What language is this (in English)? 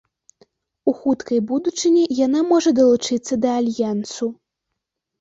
Belarusian